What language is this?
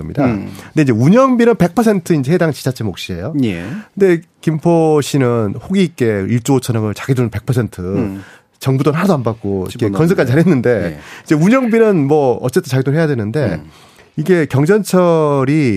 Korean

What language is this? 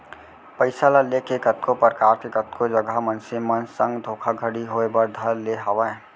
Chhattisgarhi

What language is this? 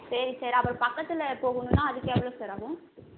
Tamil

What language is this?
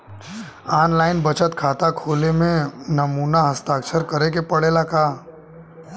Bhojpuri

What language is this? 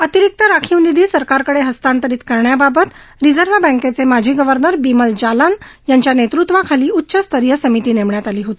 Marathi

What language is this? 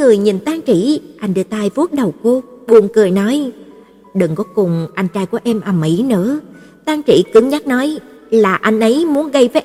Vietnamese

